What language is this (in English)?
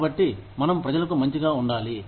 Telugu